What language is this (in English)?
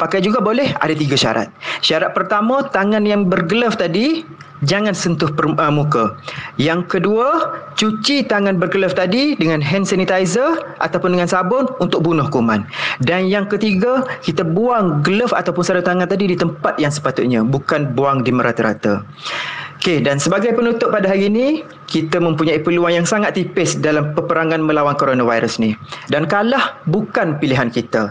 Malay